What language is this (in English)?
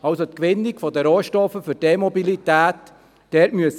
Swiss German